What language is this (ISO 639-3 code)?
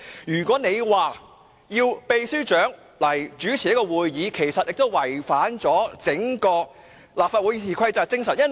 yue